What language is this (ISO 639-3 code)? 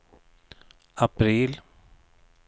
swe